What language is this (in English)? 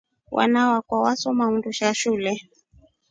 Rombo